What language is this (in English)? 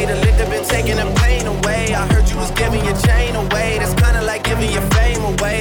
English